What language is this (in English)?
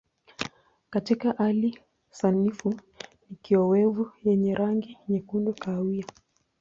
Swahili